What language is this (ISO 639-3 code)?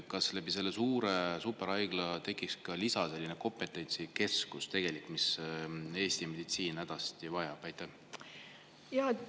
est